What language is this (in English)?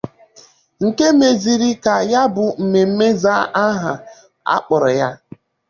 Igbo